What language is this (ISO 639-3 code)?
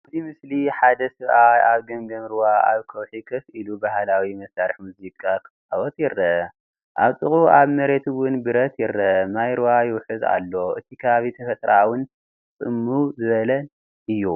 tir